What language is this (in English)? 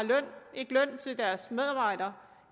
Danish